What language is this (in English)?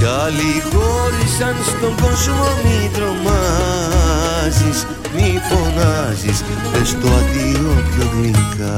Greek